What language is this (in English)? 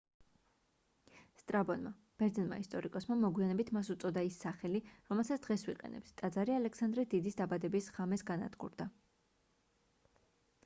Georgian